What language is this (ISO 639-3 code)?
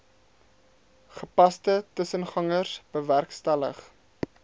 afr